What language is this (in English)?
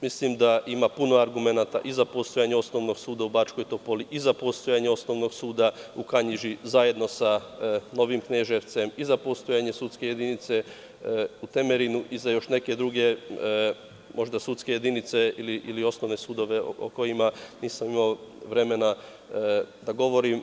Serbian